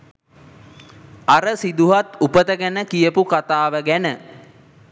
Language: Sinhala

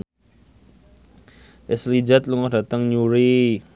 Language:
Javanese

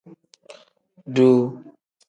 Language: Tem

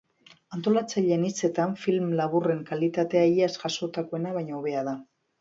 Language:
Basque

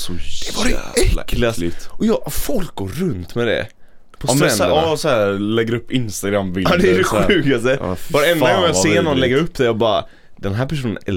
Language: Swedish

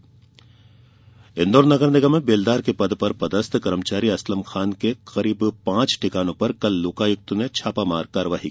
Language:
Hindi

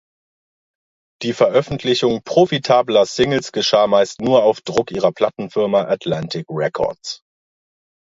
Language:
German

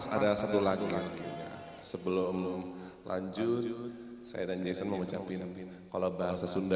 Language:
Indonesian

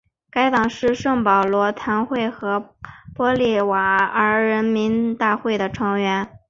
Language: Chinese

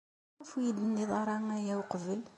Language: Kabyle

